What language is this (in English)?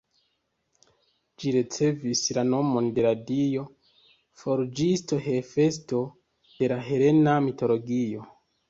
Esperanto